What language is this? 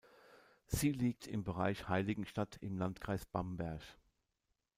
German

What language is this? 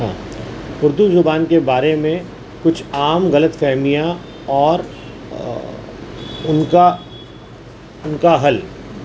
Urdu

